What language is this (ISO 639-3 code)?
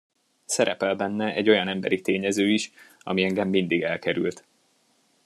hun